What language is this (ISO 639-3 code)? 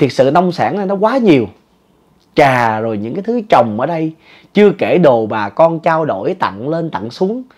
vie